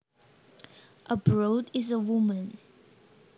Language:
Javanese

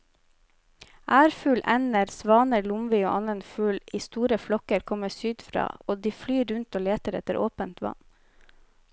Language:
Norwegian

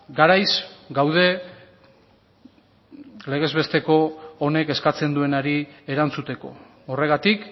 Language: Basque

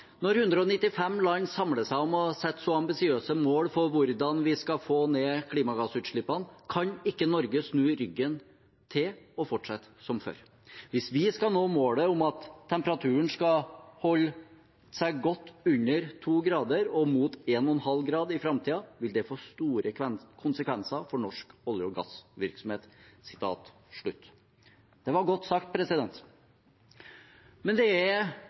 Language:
Norwegian Bokmål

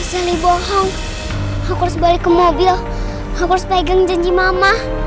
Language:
Indonesian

